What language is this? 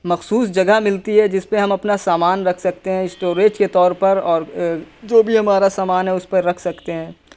Urdu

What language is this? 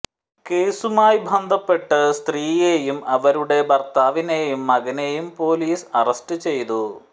Malayalam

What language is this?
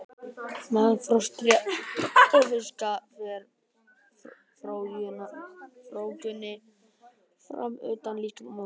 Icelandic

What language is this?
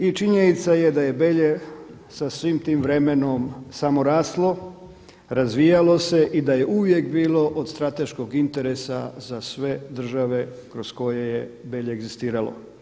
Croatian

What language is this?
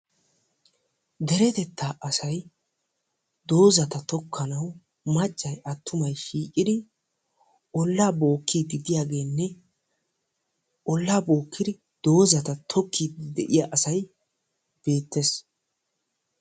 Wolaytta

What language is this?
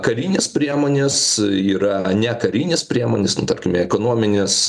Lithuanian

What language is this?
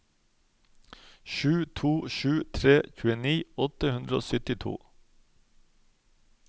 Norwegian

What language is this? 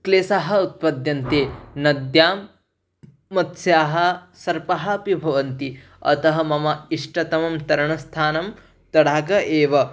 Sanskrit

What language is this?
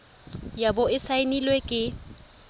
Tswana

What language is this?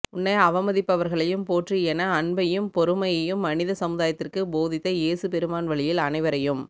Tamil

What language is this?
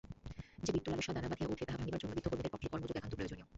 Bangla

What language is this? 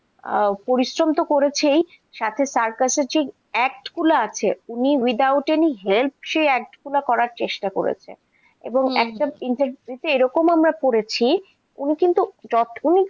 Bangla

